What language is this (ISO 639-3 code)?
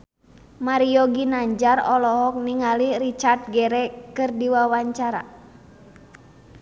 sun